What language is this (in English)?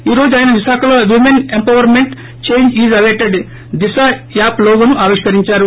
Telugu